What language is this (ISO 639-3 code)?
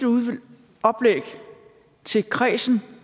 dan